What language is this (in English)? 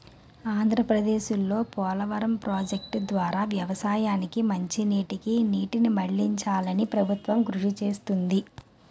Telugu